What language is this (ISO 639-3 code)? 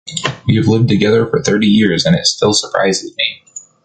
eng